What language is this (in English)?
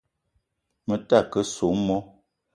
Eton (Cameroon)